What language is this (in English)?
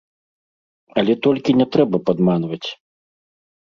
Belarusian